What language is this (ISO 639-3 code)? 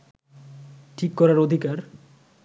ben